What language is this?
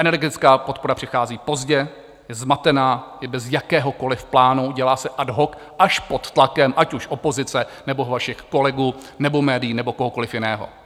Czech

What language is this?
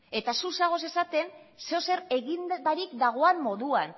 Basque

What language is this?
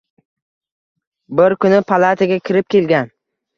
Uzbek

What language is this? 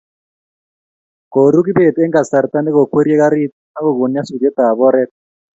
Kalenjin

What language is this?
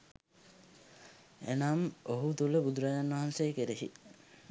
Sinhala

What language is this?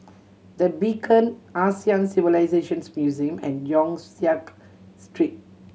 English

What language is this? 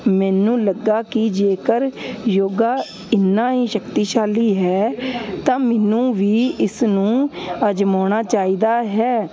Punjabi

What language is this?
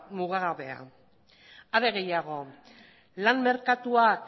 Basque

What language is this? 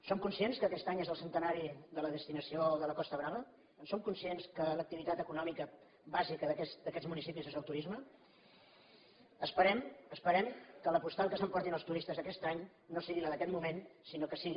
Catalan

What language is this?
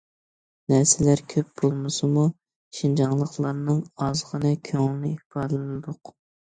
Uyghur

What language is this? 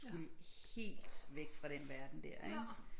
Danish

